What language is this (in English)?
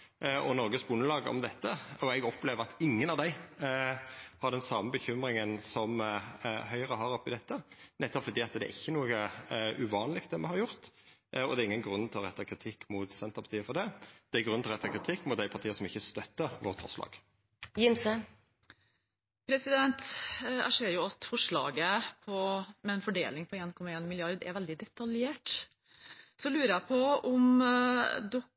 Norwegian